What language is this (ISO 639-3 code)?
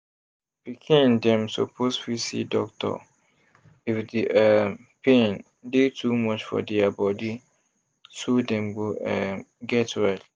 pcm